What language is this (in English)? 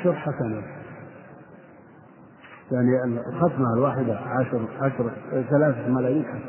Arabic